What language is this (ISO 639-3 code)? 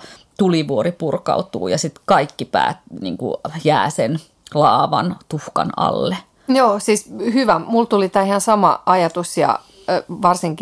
fin